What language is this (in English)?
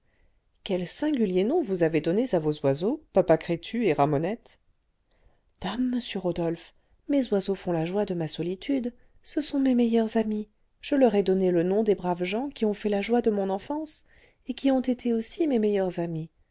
French